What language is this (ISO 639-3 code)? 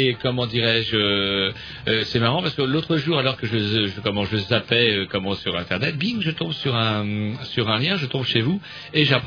fra